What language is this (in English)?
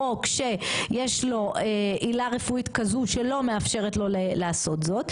Hebrew